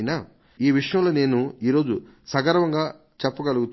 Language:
Telugu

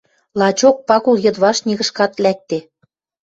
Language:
Western Mari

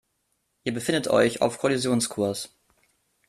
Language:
German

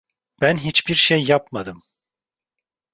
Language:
Turkish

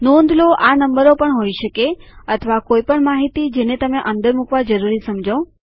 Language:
Gujarati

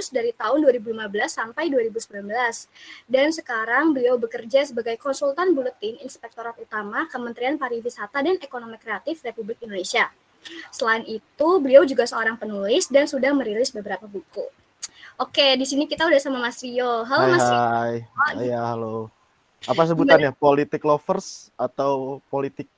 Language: Indonesian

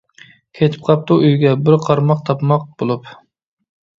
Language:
Uyghur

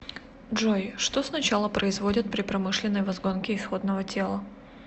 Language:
Russian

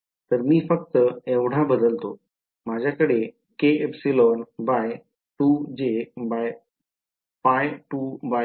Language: Marathi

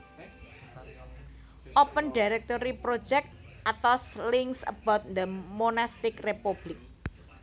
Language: Javanese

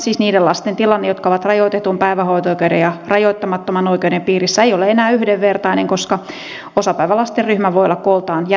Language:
Finnish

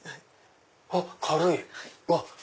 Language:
Japanese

